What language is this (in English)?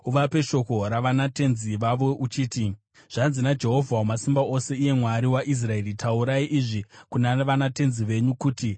Shona